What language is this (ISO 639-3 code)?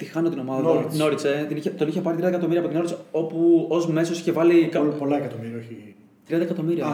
ell